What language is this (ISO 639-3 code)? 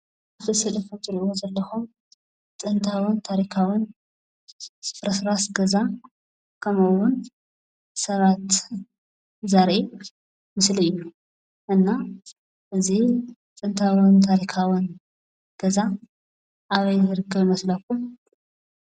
tir